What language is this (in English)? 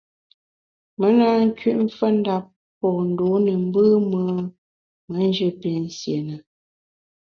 Bamun